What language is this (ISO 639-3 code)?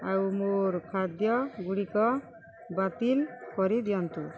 ori